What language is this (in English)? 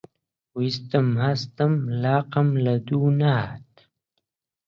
Central Kurdish